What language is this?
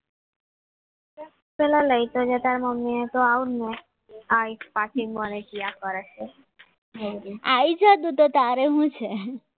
Gujarati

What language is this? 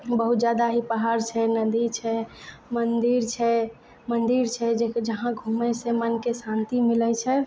Maithili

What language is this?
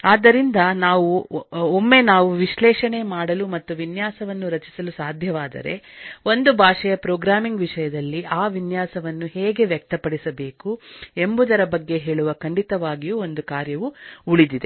Kannada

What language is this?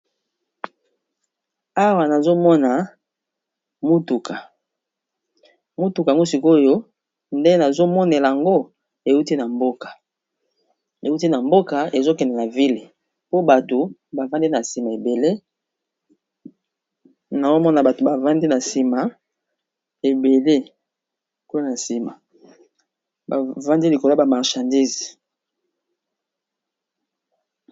Lingala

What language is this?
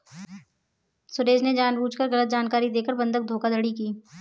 Hindi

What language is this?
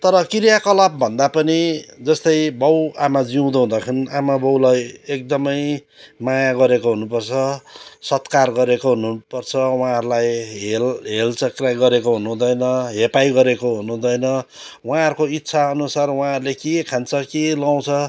Nepali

